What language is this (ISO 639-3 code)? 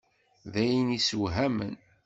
kab